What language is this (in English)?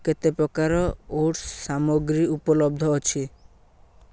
Odia